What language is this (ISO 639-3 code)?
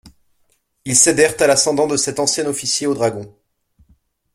fra